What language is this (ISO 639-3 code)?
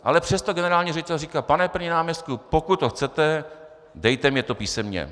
ces